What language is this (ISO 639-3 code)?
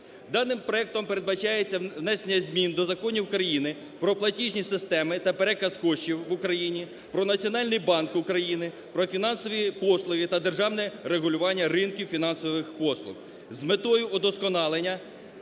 ukr